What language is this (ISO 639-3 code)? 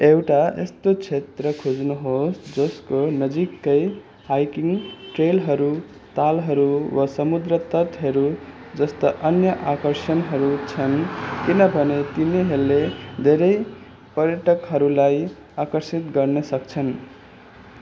nep